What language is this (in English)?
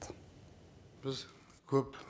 Kazakh